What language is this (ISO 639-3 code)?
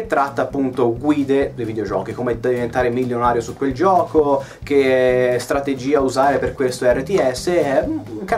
ita